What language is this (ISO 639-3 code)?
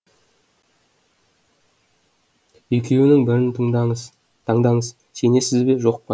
kaz